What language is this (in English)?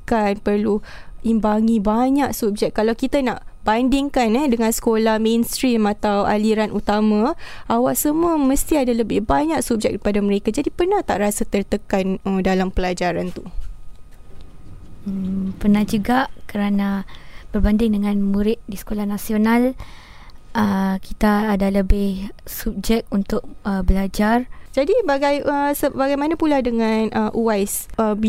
Malay